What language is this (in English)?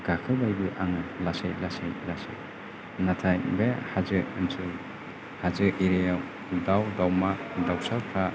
Bodo